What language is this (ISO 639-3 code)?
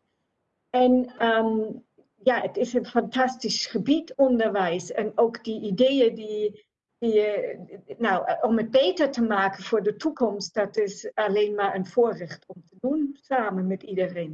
nld